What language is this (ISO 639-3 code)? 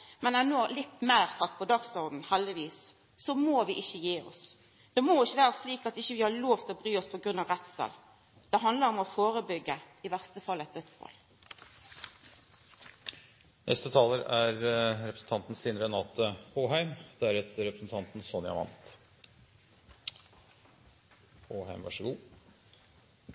nno